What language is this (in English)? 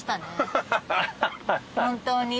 Japanese